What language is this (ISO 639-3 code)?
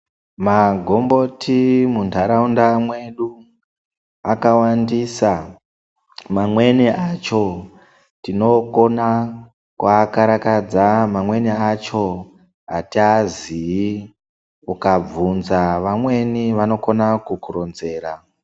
ndc